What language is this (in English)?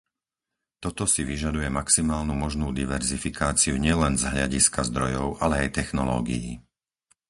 Slovak